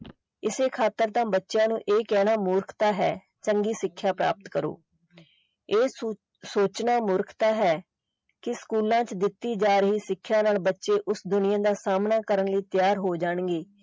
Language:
Punjabi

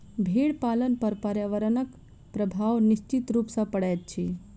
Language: Maithili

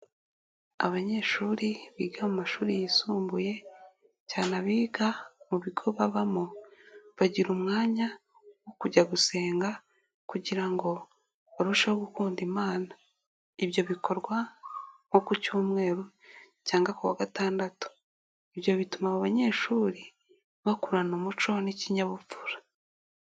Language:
Kinyarwanda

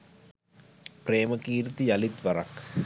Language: Sinhala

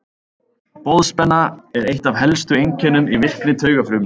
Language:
Icelandic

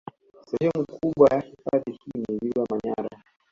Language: Swahili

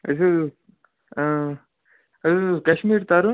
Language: Kashmiri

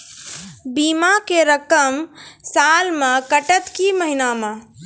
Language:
Maithili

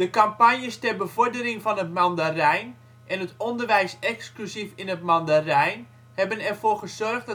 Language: Dutch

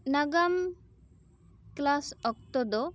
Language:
Santali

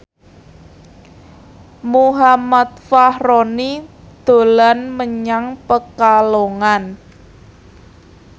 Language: Javanese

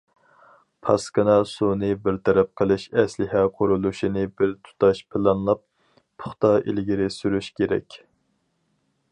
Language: Uyghur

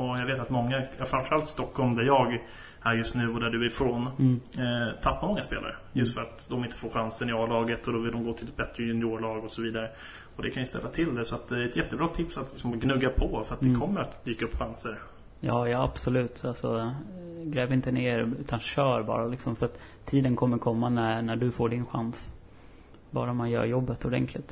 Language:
Swedish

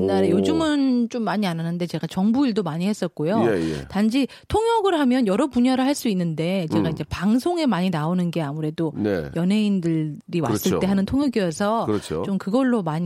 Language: Korean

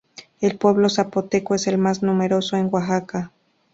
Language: Spanish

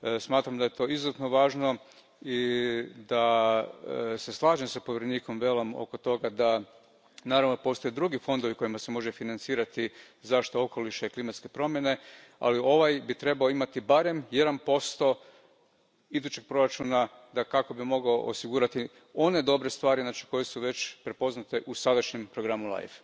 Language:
Croatian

